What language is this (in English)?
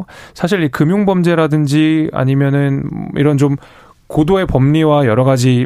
Korean